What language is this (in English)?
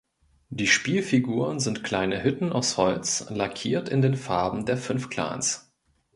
German